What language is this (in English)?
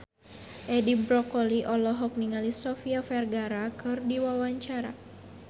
Sundanese